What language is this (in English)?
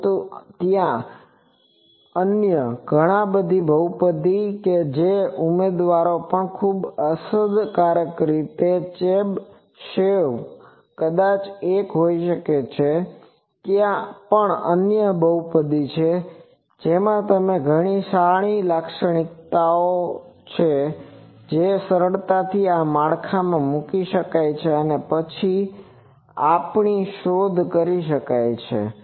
Gujarati